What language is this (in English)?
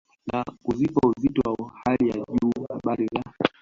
Swahili